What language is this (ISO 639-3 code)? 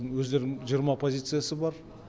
kaz